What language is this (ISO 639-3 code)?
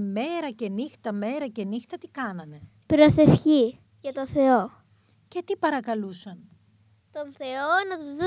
ell